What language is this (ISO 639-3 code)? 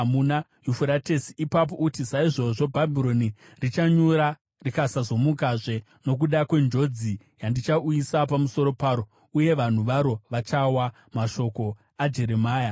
sna